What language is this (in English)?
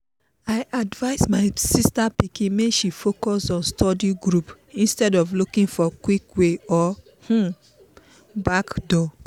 Nigerian Pidgin